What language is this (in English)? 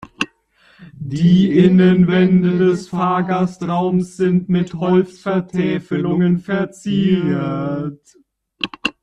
German